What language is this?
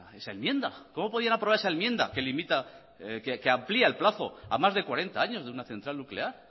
Spanish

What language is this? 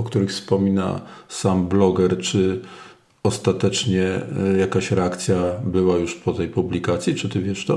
Polish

